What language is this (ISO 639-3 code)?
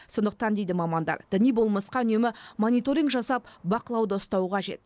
kaz